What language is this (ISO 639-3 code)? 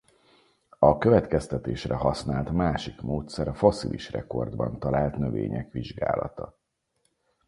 hun